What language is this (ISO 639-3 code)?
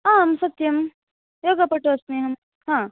san